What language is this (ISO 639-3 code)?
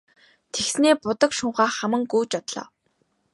mon